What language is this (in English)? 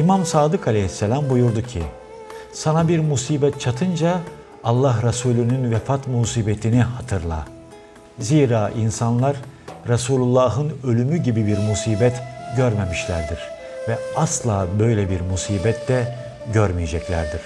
Turkish